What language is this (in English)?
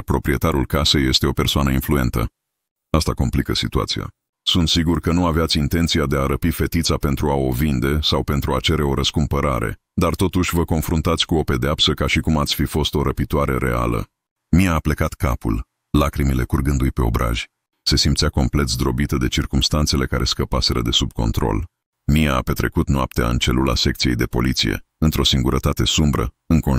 Romanian